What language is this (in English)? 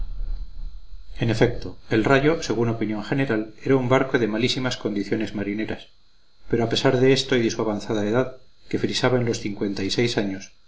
Spanish